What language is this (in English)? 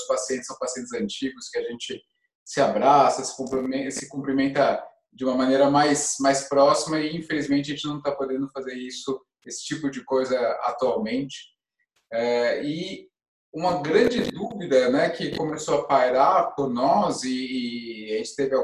Portuguese